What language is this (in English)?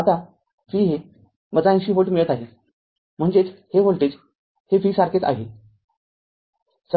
Marathi